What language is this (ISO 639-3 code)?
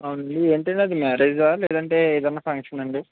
tel